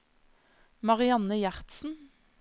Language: Norwegian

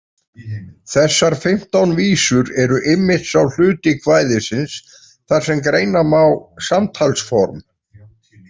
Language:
Icelandic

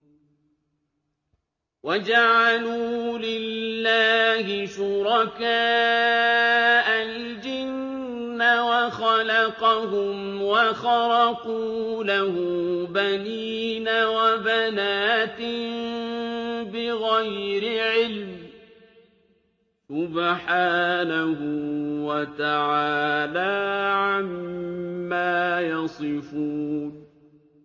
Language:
Arabic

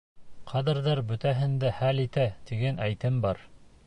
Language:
Bashkir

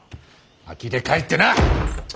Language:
Japanese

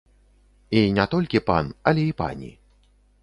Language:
Belarusian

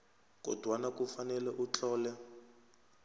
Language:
South Ndebele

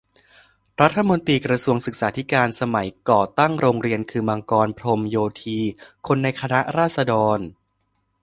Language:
Thai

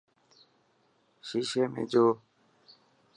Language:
Dhatki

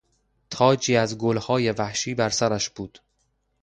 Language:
Persian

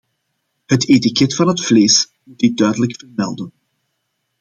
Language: Dutch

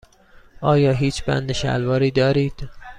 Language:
Persian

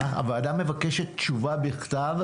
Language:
Hebrew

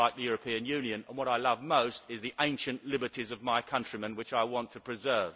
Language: English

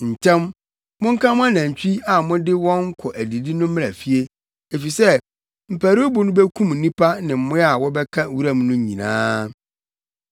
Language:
Akan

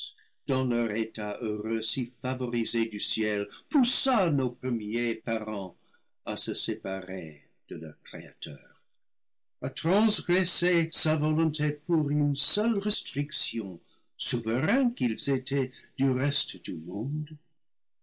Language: French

